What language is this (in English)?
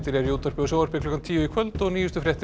Icelandic